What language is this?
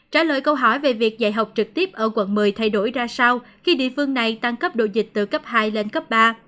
Vietnamese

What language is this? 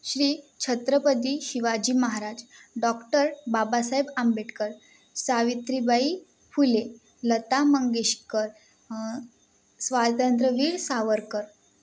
Marathi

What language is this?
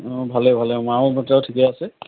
Assamese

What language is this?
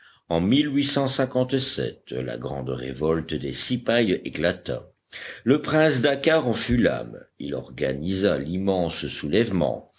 French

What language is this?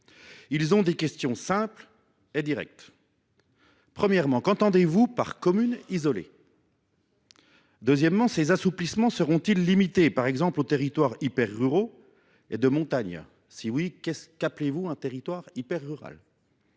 French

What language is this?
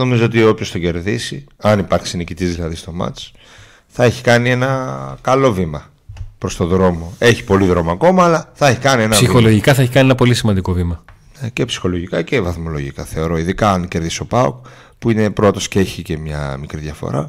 Greek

